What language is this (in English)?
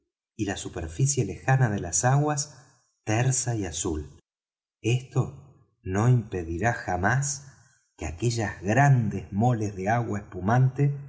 Spanish